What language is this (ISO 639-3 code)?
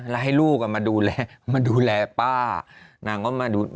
tha